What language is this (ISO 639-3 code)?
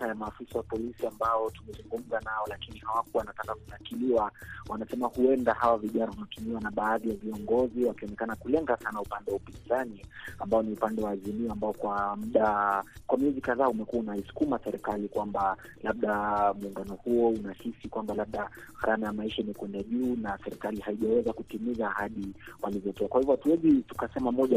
swa